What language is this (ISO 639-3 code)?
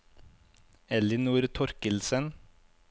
nor